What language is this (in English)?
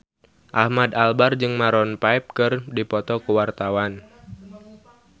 Sundanese